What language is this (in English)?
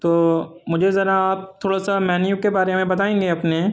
Urdu